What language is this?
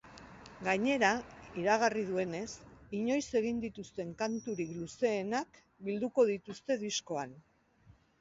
Basque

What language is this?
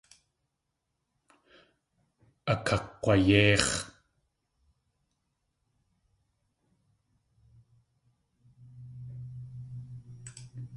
Tlingit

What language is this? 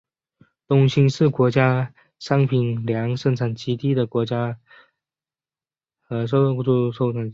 Chinese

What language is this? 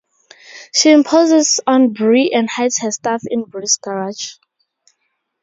English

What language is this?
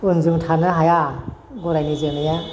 Bodo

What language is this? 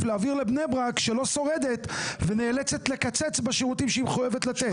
Hebrew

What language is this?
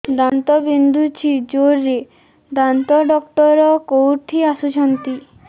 Odia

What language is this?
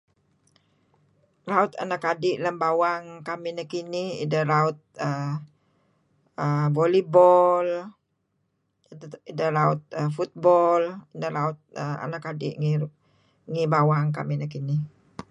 Kelabit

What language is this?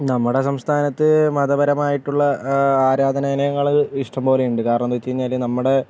Malayalam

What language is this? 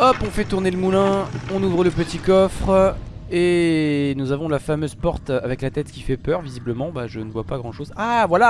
French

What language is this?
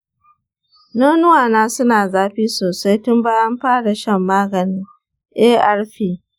Hausa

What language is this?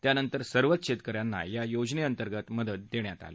Marathi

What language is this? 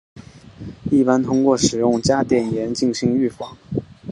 Chinese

